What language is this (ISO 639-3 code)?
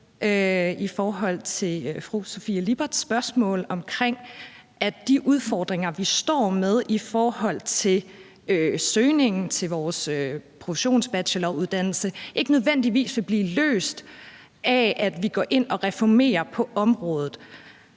dan